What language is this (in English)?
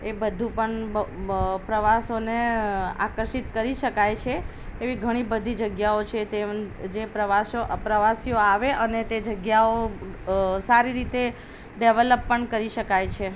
Gujarati